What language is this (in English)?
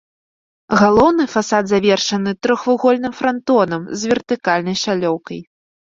Belarusian